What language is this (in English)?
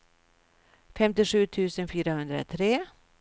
Swedish